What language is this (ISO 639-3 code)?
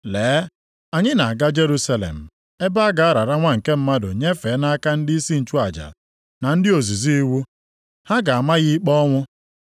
ibo